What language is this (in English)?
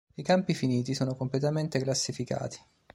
Italian